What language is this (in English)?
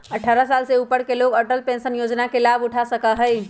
Magahi